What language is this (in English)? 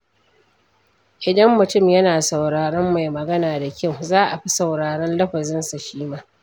Hausa